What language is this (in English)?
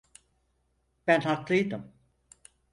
Turkish